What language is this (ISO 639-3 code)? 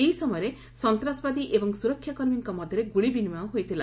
ori